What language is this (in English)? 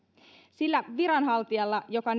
Finnish